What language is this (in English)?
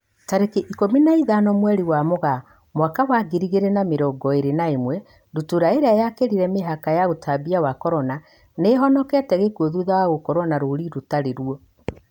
Kikuyu